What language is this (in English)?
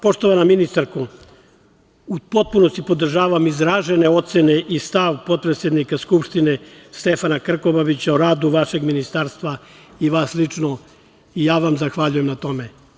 Serbian